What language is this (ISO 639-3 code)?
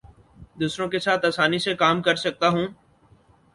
urd